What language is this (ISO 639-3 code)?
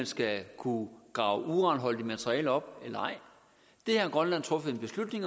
dan